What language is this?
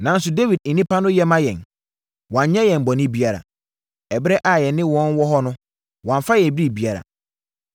Akan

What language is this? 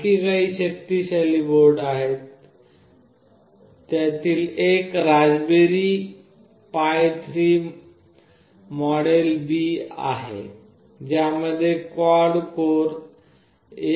Marathi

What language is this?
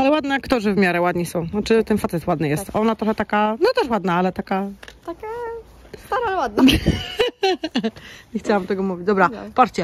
Polish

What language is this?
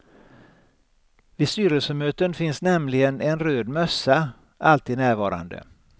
Swedish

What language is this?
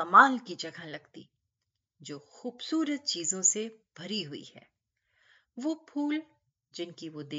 Hindi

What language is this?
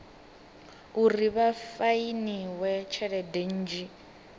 Venda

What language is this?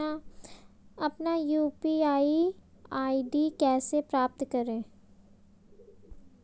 Hindi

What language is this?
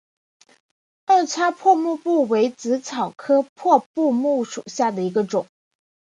Chinese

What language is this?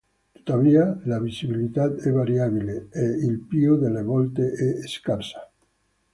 Italian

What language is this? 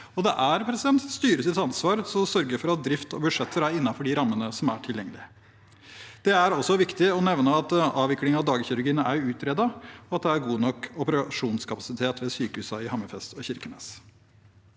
Norwegian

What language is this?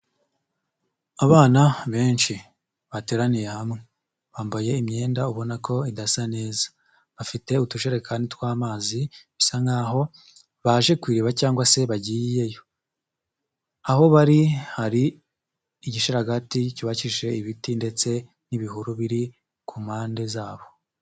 Kinyarwanda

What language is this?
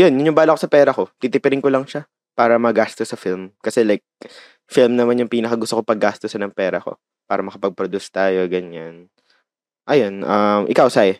Filipino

